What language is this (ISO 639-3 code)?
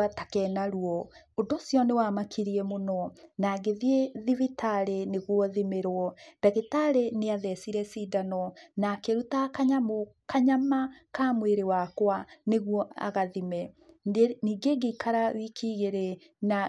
kik